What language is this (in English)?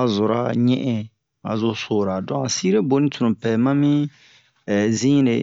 Bomu